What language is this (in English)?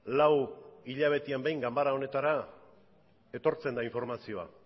Basque